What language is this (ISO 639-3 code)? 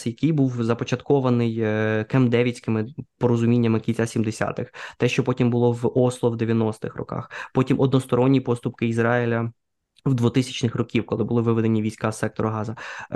ukr